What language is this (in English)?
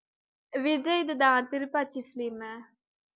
Tamil